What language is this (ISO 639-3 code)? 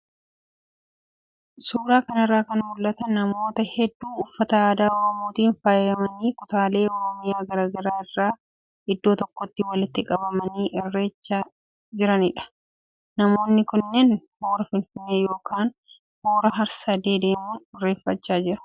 orm